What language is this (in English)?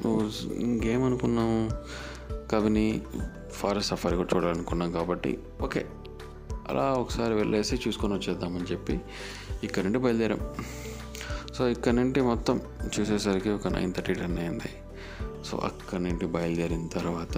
Telugu